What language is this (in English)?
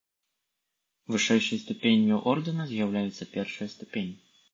Belarusian